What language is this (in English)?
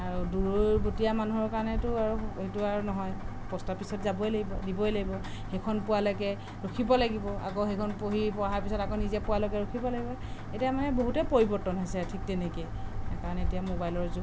Assamese